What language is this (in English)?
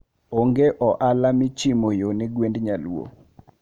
Luo (Kenya and Tanzania)